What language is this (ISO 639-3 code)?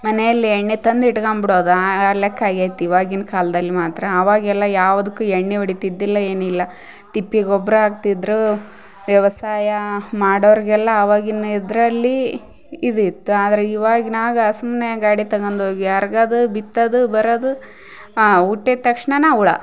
kan